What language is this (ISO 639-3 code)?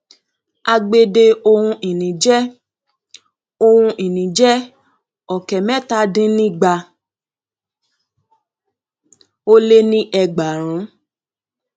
yor